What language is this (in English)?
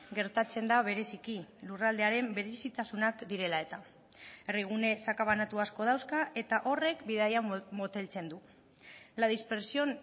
Basque